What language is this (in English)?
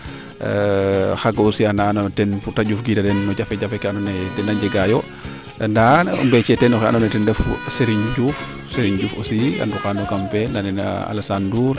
Serer